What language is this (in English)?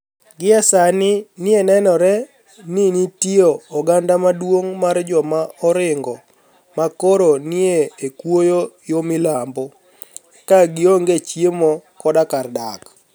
Luo (Kenya and Tanzania)